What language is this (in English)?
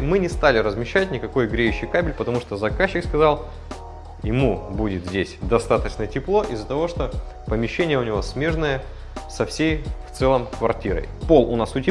Russian